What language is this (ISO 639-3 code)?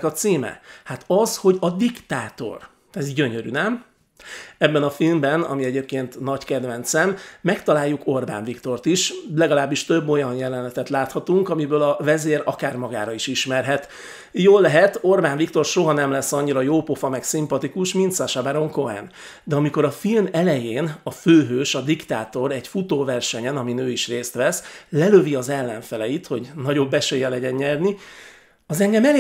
hun